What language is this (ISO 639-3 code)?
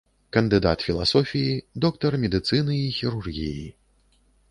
bel